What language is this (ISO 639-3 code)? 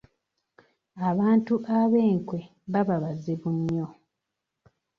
lug